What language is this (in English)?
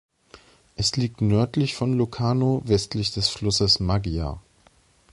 German